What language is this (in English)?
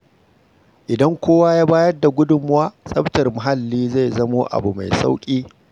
Hausa